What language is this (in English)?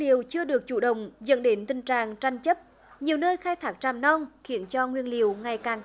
Vietnamese